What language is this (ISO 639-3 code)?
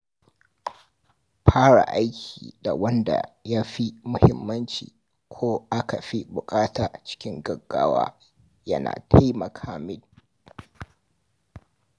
hau